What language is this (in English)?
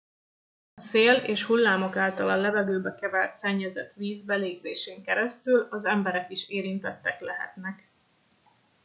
Hungarian